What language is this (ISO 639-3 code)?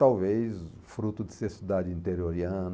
por